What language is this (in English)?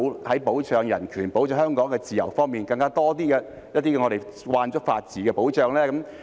Cantonese